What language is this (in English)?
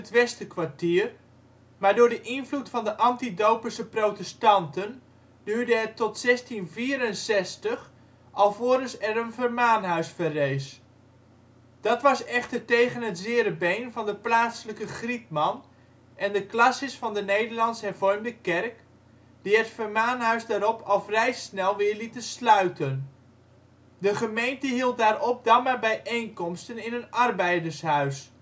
Dutch